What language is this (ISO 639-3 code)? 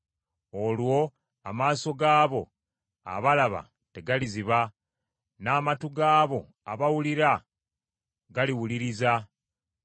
lug